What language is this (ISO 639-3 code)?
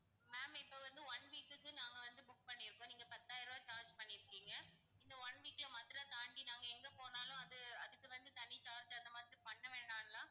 tam